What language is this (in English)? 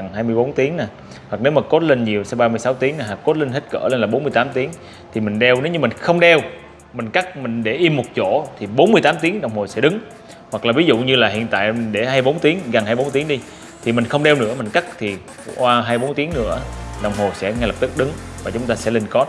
Vietnamese